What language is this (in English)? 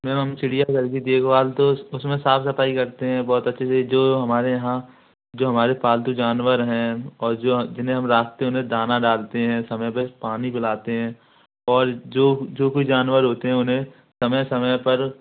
Hindi